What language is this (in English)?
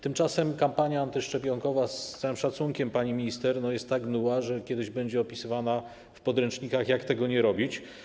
Polish